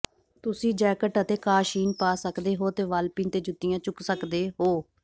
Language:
Punjabi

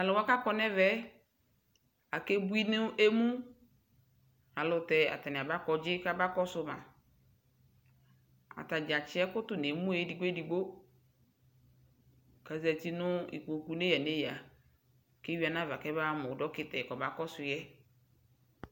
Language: Ikposo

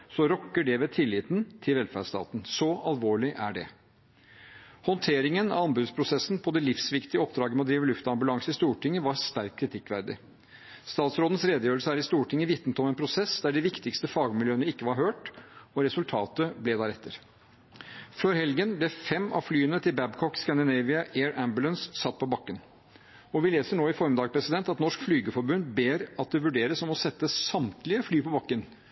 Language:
Norwegian Bokmål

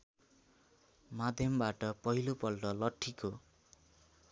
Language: Nepali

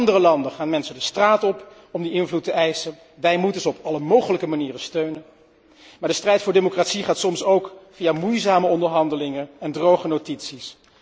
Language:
Dutch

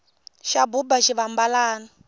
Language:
Tsonga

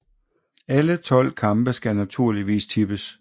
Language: Danish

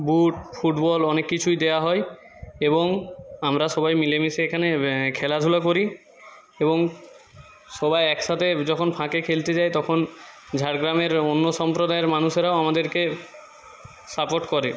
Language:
Bangla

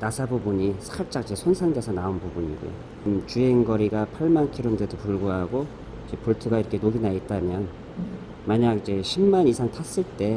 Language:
Korean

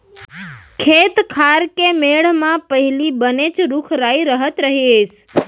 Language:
Chhattisgarhi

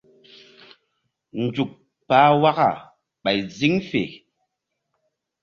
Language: Mbum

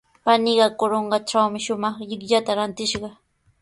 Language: Sihuas Ancash Quechua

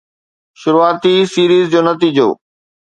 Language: Sindhi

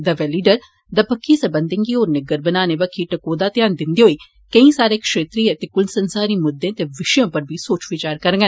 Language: Dogri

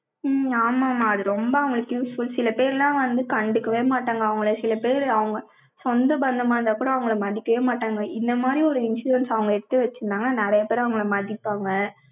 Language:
Tamil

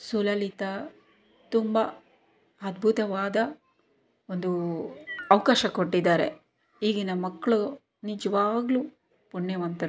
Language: Kannada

